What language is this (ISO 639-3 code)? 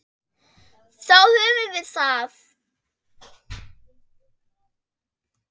isl